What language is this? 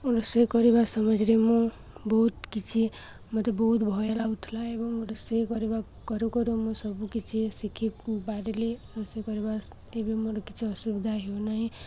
Odia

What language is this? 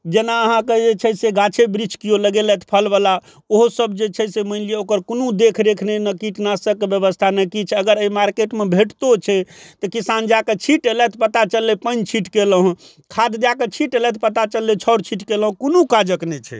Maithili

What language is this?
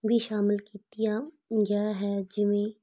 Punjabi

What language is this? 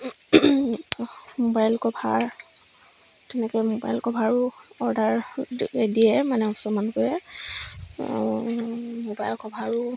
Assamese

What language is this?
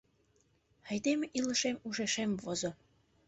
Mari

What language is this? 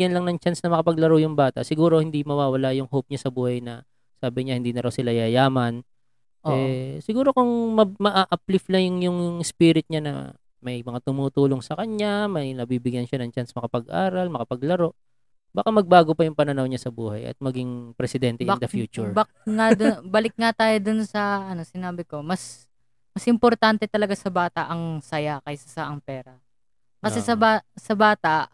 Filipino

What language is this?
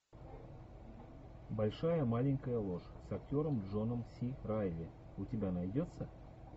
Russian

